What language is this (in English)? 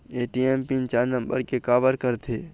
Chhattisgarhi